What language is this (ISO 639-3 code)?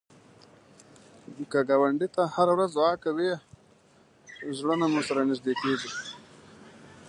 pus